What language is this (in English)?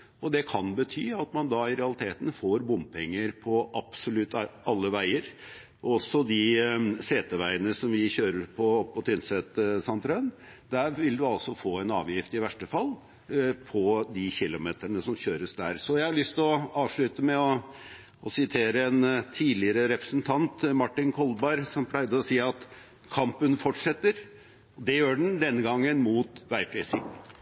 Norwegian Bokmål